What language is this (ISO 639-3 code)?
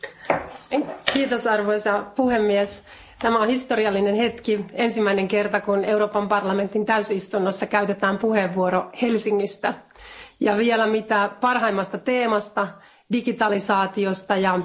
fin